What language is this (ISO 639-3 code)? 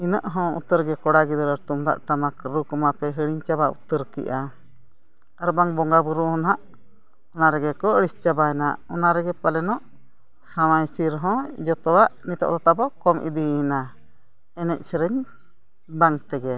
sat